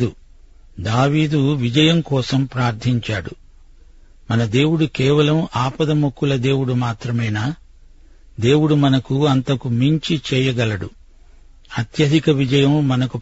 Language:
Telugu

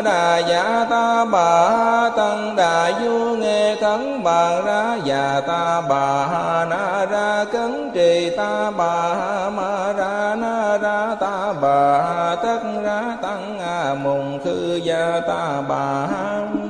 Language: Vietnamese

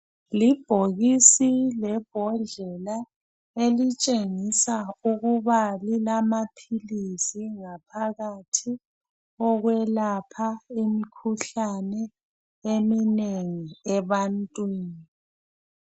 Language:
North Ndebele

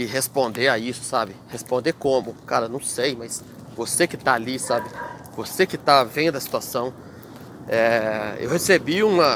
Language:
Portuguese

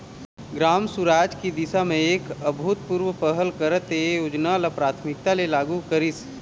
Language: Chhattisgarhi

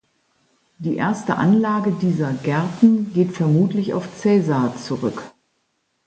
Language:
German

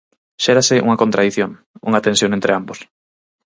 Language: Galician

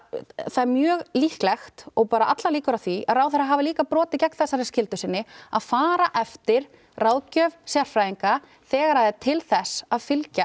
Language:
Icelandic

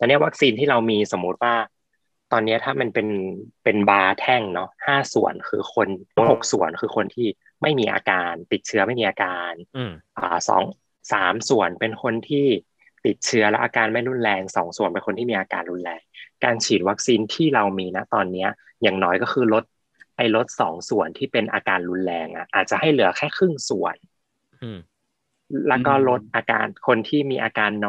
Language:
Thai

